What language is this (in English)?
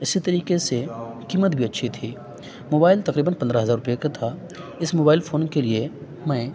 Urdu